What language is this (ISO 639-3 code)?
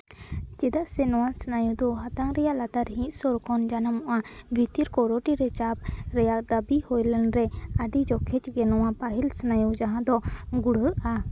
sat